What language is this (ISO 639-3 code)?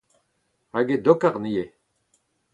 bre